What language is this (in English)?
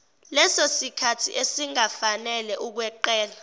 Zulu